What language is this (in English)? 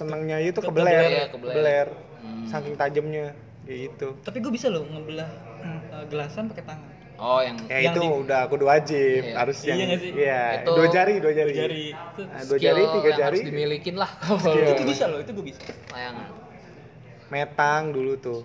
Indonesian